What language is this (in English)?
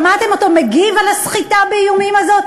Hebrew